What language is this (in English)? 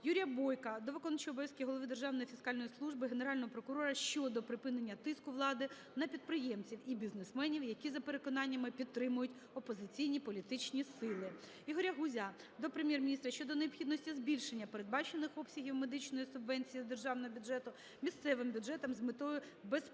Ukrainian